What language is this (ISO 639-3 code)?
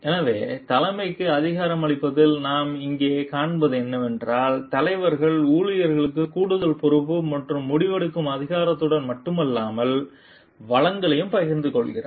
tam